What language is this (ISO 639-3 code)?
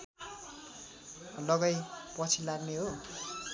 nep